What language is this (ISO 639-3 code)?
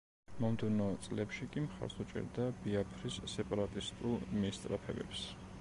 kat